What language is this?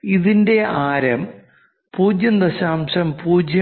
Malayalam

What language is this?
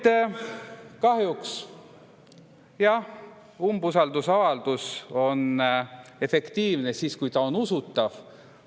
Estonian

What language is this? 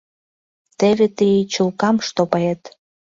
Mari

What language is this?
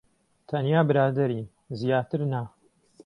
Central Kurdish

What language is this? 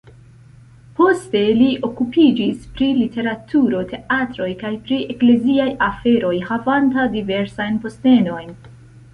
Esperanto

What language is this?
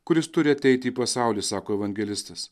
Lithuanian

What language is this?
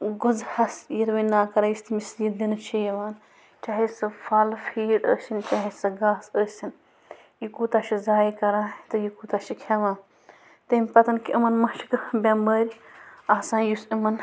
Kashmiri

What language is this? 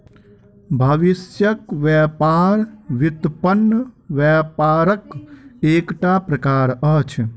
Maithili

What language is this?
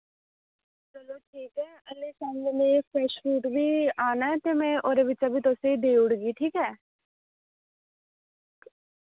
Dogri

